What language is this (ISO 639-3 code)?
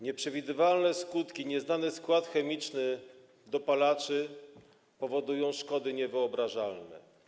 pol